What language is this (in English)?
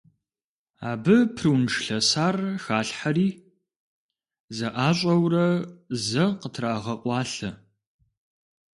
Kabardian